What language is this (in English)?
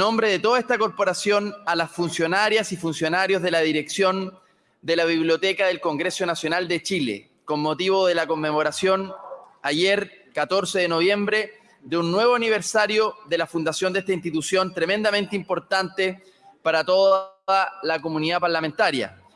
Spanish